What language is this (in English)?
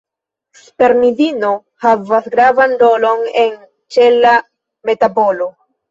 Esperanto